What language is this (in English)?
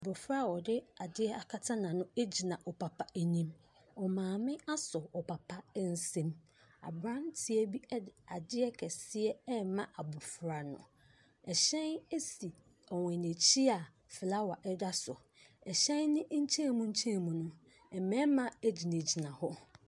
Akan